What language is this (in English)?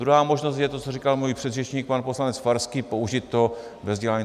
Czech